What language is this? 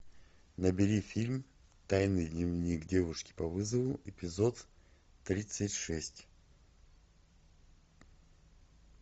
Russian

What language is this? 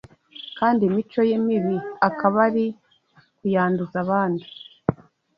Kinyarwanda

